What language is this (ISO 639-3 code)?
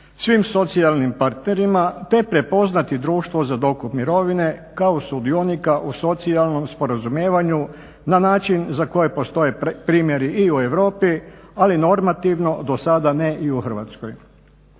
hrv